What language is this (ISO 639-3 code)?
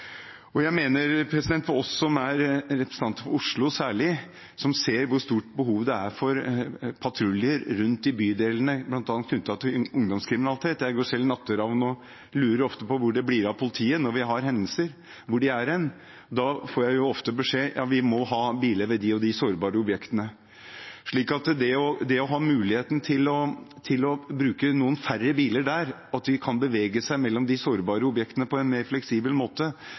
nob